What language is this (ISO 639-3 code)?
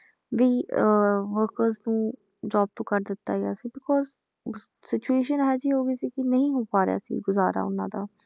pan